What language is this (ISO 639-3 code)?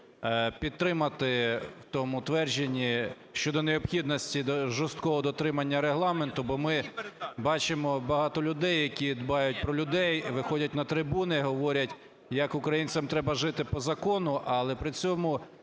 ukr